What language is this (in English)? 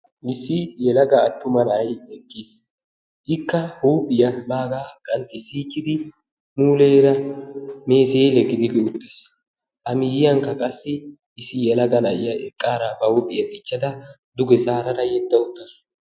Wolaytta